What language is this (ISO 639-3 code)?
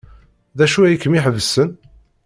kab